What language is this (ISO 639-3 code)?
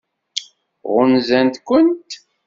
kab